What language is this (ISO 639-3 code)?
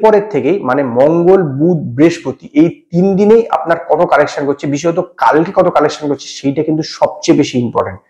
ben